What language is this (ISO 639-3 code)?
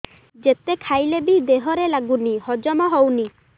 ori